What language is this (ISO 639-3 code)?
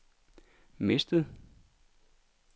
dan